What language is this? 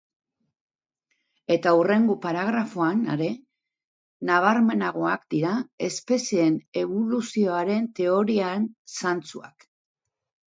Basque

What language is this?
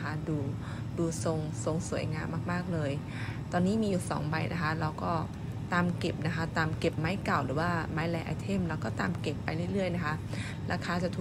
Thai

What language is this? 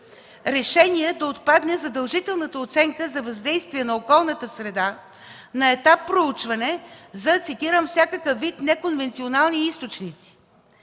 Bulgarian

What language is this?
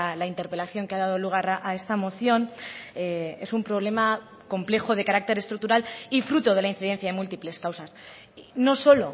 Spanish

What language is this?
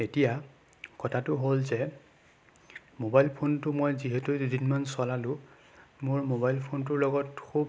Assamese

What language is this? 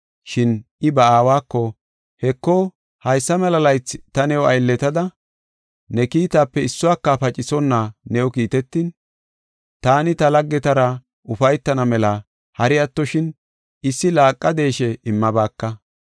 Gofa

